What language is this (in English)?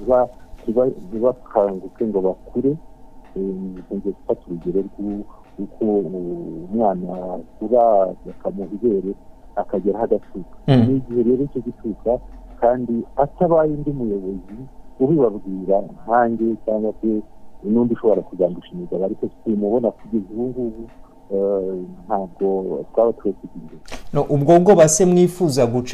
Swahili